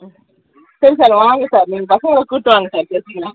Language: Tamil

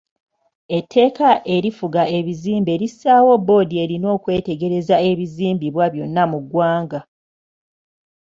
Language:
Ganda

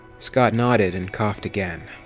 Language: English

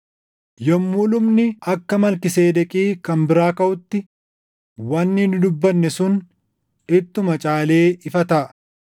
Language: Oromo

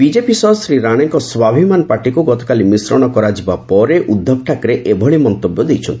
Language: Odia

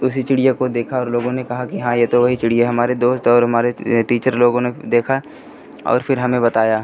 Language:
Hindi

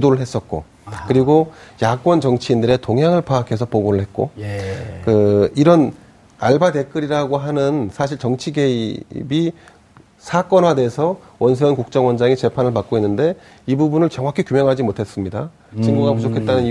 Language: Korean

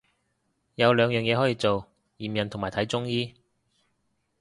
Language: Cantonese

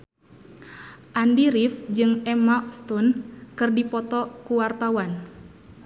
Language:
Sundanese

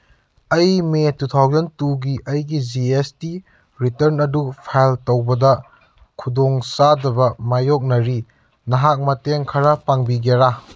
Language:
Manipuri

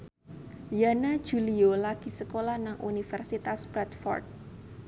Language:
Javanese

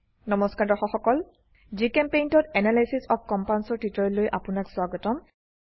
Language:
Assamese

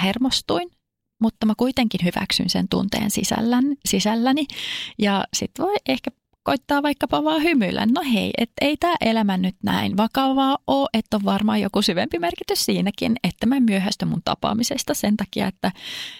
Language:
Finnish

